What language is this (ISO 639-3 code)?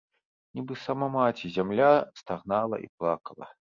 bel